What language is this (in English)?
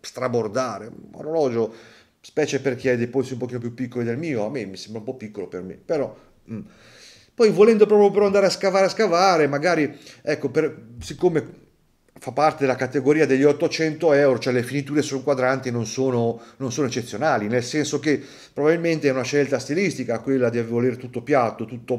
Italian